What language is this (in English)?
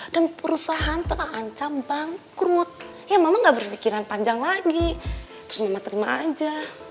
Indonesian